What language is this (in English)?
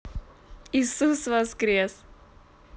Russian